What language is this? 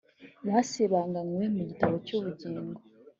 Kinyarwanda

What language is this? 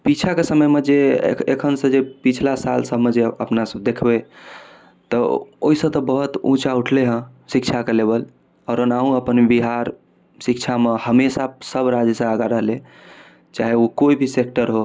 Maithili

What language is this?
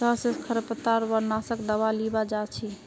Magahi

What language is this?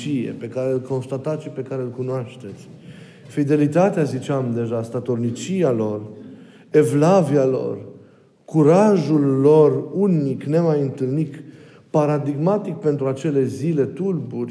Romanian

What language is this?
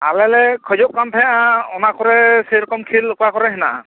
Santali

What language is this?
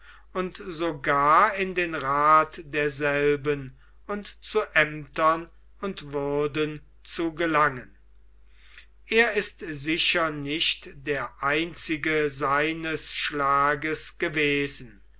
German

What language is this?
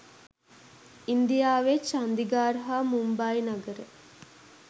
Sinhala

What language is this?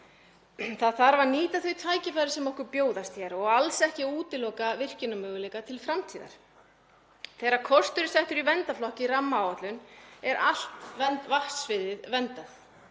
Icelandic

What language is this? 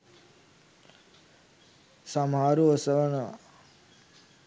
Sinhala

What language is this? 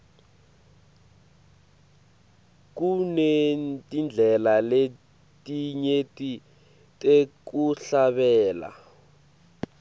Swati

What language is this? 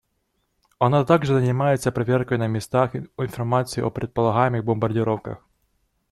Russian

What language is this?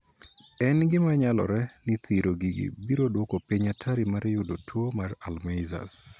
Luo (Kenya and Tanzania)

